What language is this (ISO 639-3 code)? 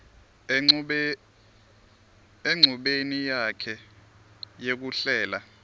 ssw